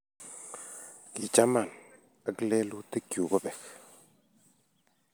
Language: Kalenjin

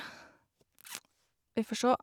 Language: Norwegian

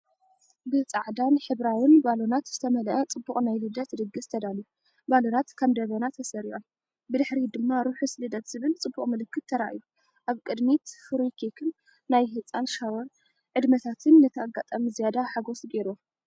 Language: Tigrinya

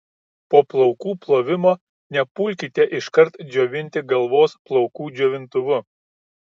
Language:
Lithuanian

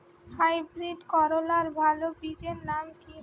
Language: Bangla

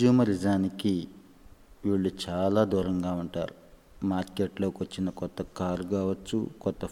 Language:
Telugu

